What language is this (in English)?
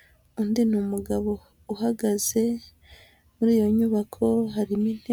Kinyarwanda